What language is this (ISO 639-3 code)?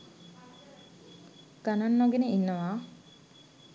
sin